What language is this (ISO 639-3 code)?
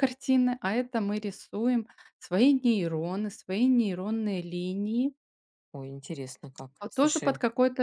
rus